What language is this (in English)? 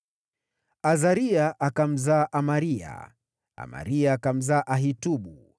Swahili